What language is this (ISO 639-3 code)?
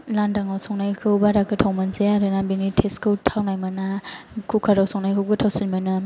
brx